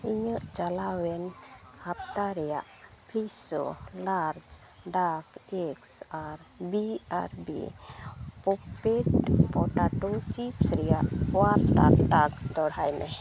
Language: Santali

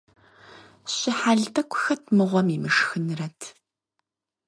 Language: Kabardian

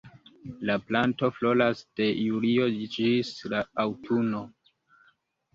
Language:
Esperanto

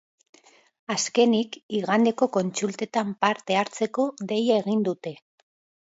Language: Basque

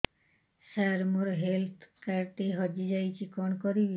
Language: Odia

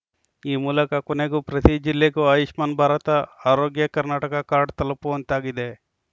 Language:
Kannada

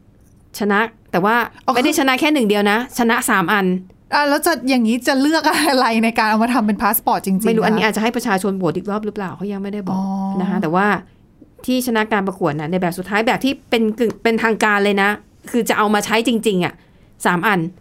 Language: Thai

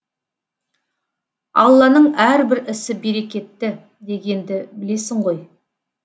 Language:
Kazakh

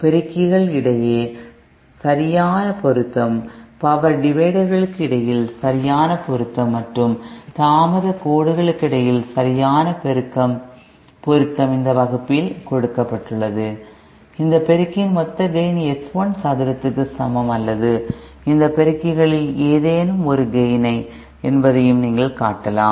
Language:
Tamil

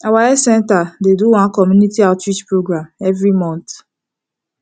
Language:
Nigerian Pidgin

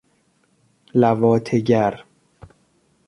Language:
Persian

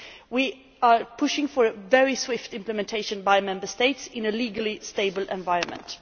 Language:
English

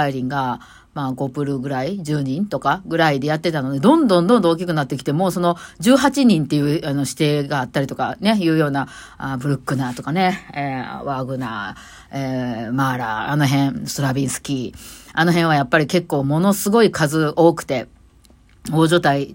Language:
Japanese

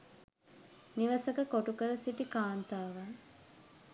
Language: Sinhala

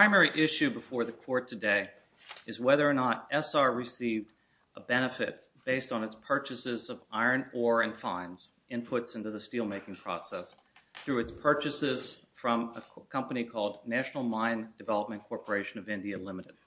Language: English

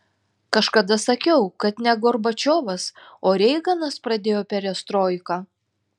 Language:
Lithuanian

